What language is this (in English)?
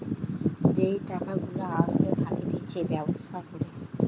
Bangla